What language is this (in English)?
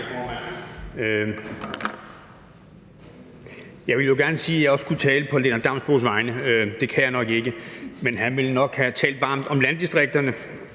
Danish